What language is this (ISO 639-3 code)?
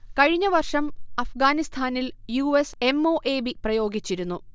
mal